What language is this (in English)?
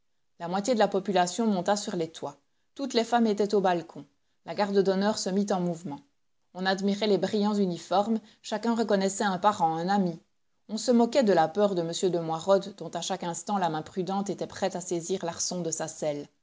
French